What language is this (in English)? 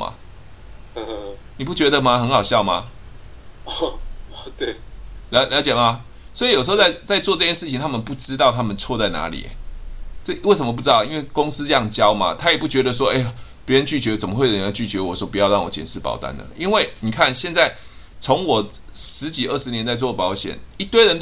Chinese